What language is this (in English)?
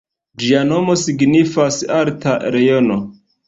Esperanto